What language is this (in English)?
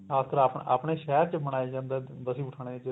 Punjabi